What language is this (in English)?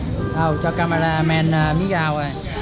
Vietnamese